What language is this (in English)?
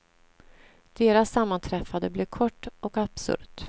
Swedish